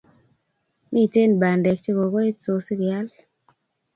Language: Kalenjin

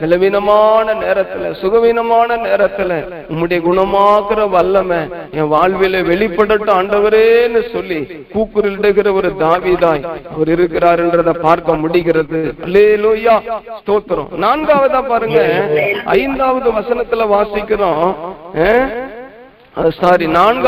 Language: Tamil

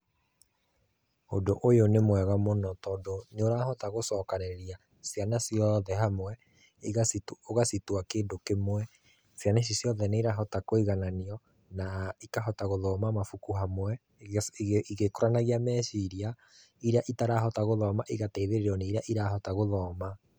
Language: Kikuyu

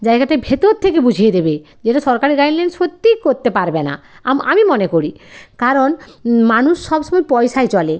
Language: Bangla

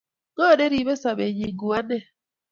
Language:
Kalenjin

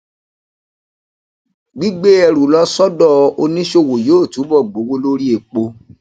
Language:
Yoruba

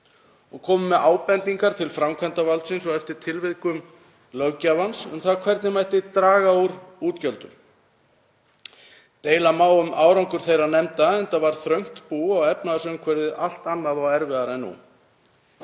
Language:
Icelandic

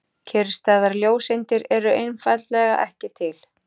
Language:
Icelandic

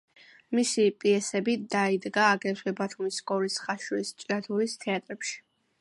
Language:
Georgian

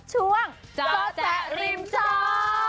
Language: Thai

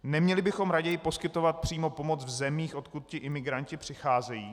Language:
Czech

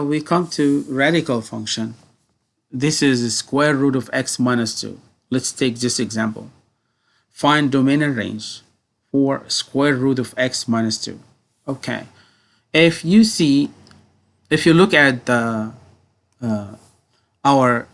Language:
English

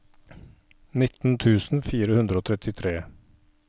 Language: Norwegian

